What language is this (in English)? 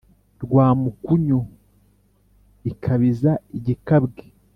Kinyarwanda